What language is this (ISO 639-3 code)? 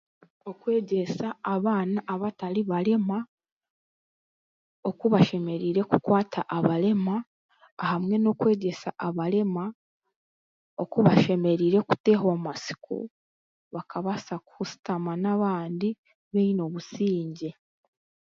cgg